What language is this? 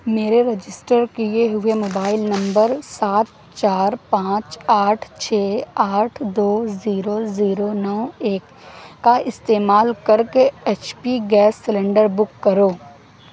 Urdu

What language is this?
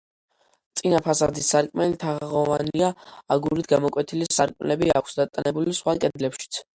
Georgian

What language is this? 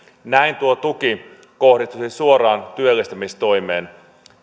Finnish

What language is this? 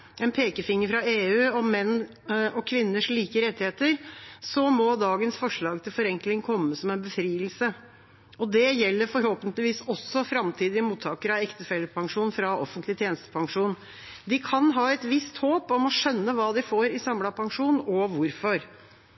Norwegian Bokmål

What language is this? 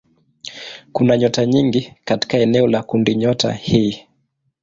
Swahili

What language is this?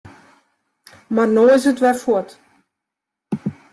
Western Frisian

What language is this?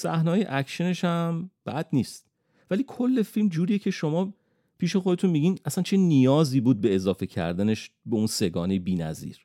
Persian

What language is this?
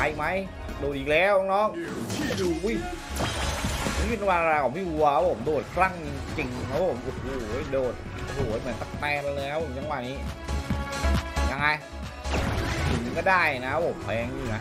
Thai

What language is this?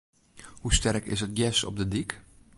Western Frisian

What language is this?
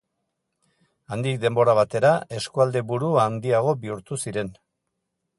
Basque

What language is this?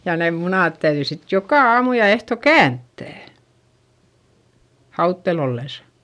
Finnish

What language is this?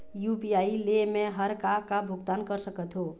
Chhattisgarhi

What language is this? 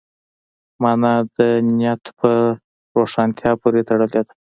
Pashto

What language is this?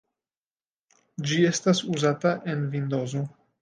Esperanto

